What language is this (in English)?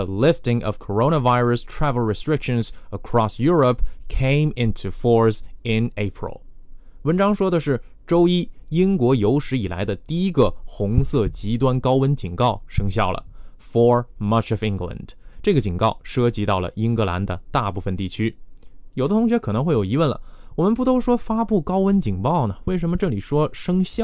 Chinese